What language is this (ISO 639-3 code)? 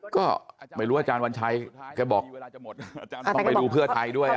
tha